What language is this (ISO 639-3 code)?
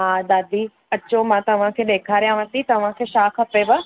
snd